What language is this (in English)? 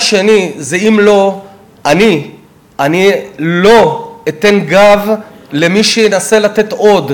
Hebrew